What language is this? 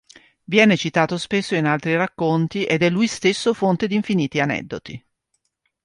Italian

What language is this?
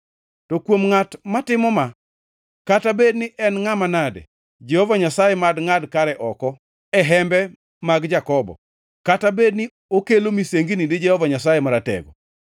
Luo (Kenya and Tanzania)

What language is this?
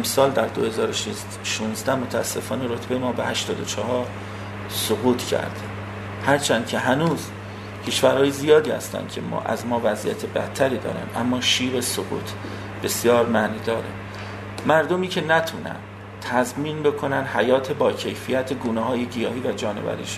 Persian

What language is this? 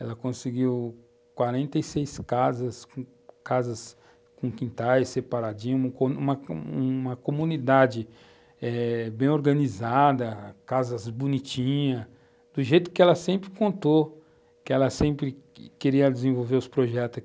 Portuguese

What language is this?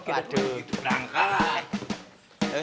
Indonesian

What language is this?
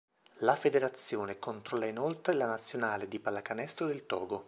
Italian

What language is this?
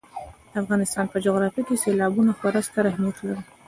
Pashto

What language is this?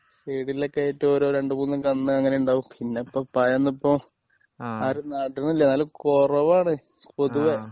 Malayalam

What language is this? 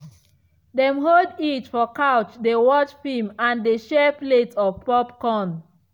Nigerian Pidgin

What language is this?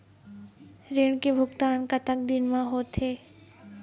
Chhattisgarhi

